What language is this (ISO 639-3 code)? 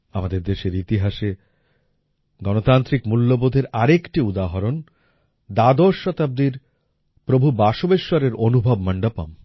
ben